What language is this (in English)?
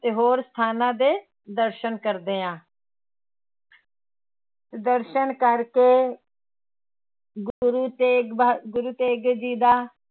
Punjabi